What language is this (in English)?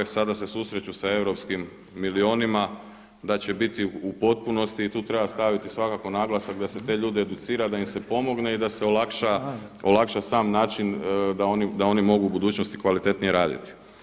Croatian